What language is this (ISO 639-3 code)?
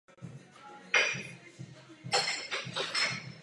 ces